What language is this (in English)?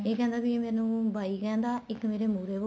Punjabi